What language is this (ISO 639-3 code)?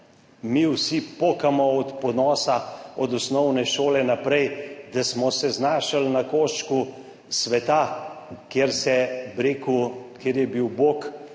slv